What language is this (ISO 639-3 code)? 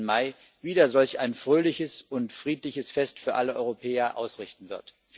deu